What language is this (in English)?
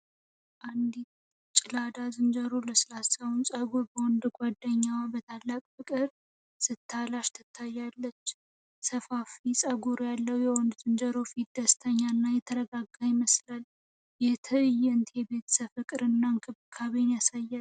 Amharic